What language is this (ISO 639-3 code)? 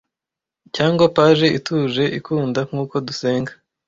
kin